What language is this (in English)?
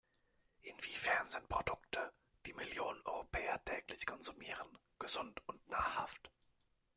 German